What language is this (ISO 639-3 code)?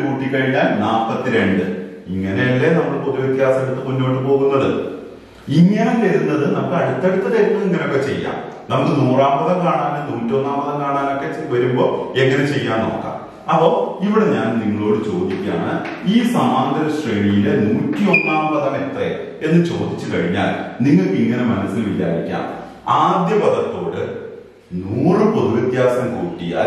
ron